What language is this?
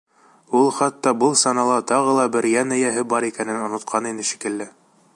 Bashkir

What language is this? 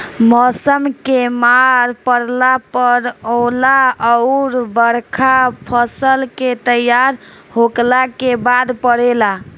Bhojpuri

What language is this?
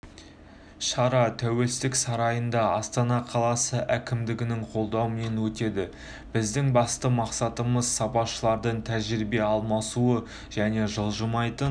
Kazakh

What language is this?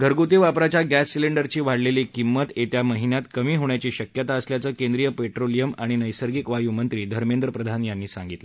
Marathi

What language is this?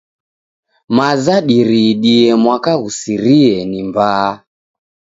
Taita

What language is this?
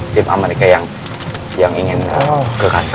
Indonesian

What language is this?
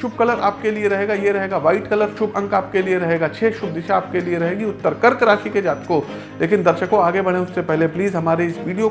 Hindi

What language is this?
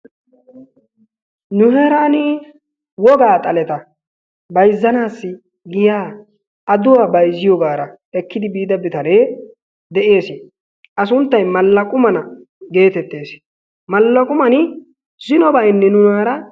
Wolaytta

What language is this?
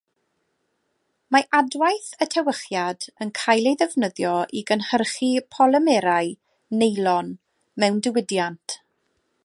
Welsh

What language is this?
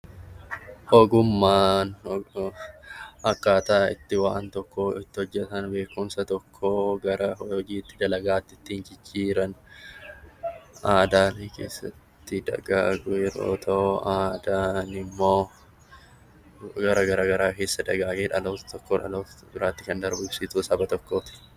Oromo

